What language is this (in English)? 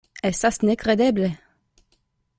Esperanto